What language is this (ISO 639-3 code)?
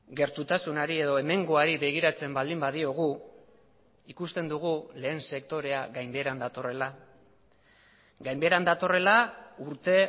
eus